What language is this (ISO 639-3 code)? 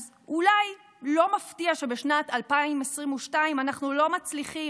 heb